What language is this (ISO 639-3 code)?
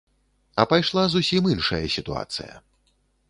bel